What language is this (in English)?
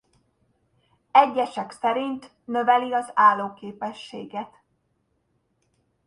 Hungarian